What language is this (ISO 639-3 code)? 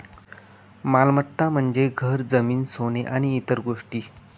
mar